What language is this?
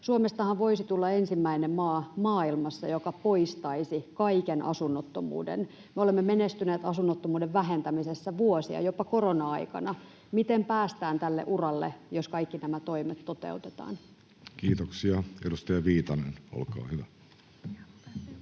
Finnish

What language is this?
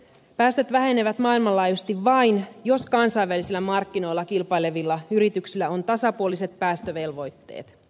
Finnish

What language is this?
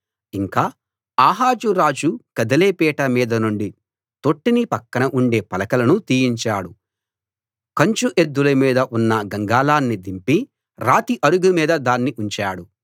Telugu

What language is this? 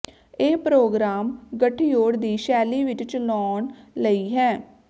Punjabi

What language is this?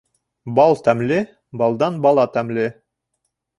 Bashkir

